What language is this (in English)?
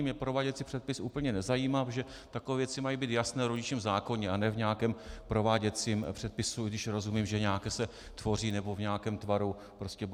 Czech